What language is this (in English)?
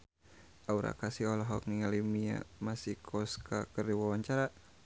Sundanese